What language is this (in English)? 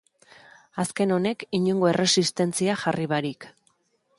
Basque